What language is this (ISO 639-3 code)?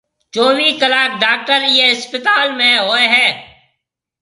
mve